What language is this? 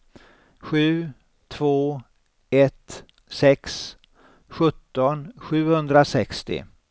Swedish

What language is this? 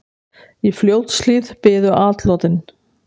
Icelandic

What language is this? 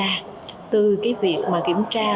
Vietnamese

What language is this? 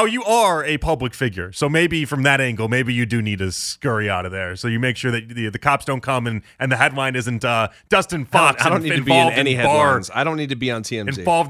English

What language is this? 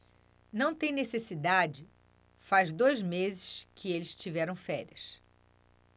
Portuguese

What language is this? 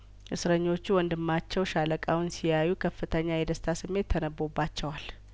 Amharic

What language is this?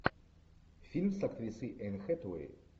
Russian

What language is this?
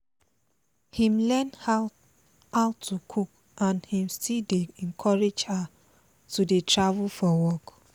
Nigerian Pidgin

